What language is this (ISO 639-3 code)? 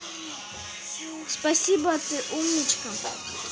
rus